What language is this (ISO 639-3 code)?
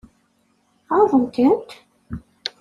kab